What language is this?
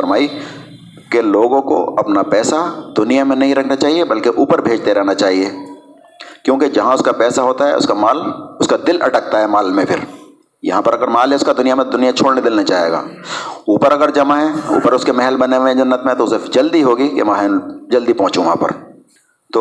Urdu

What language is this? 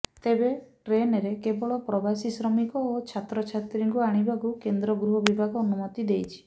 Odia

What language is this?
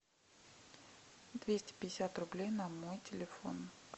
Russian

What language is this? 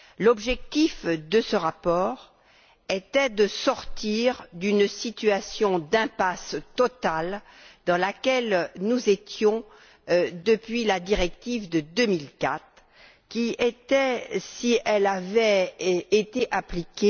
French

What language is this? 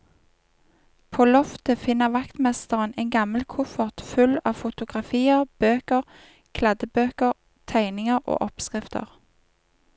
Norwegian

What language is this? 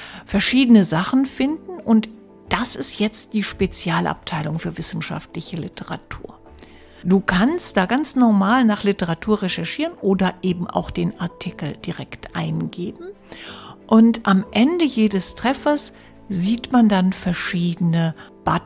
German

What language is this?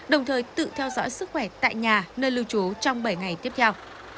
Vietnamese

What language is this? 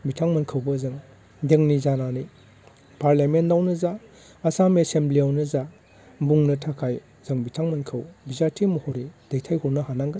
Bodo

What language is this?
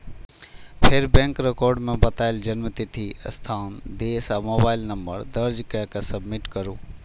Maithili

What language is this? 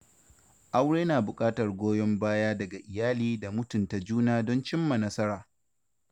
Hausa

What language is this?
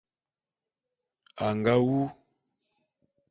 Bulu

